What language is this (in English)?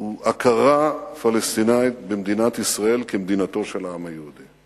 Hebrew